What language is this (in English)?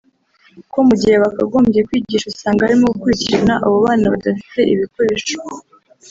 Kinyarwanda